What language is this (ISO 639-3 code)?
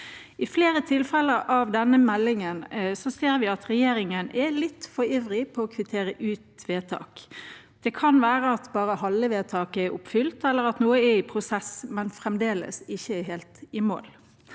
nor